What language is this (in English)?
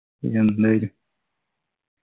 Malayalam